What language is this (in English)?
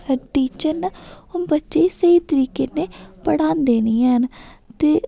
Dogri